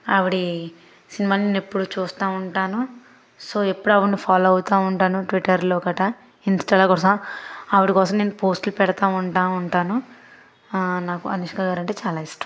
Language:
Telugu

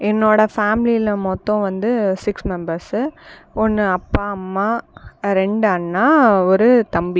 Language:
Tamil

